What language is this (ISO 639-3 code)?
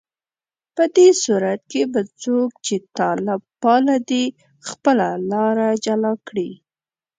pus